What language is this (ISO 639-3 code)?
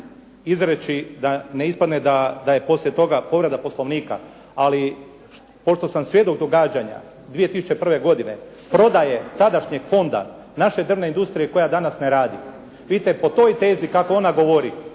hrv